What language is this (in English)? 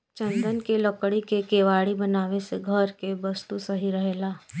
Bhojpuri